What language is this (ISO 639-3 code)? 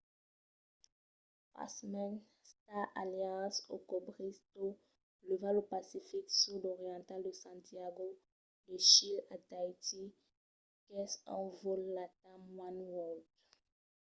oci